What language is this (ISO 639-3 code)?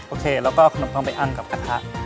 tha